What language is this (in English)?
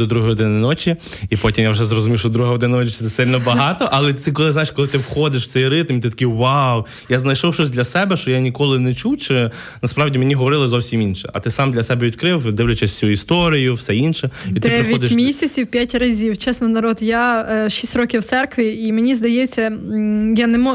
Ukrainian